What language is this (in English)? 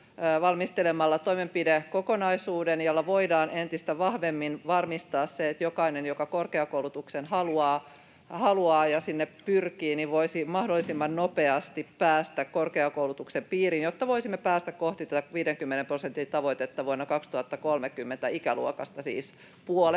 Finnish